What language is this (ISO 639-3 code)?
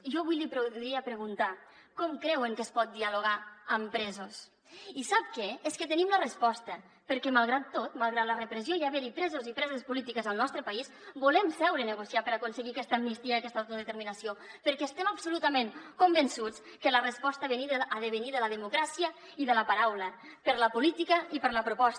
cat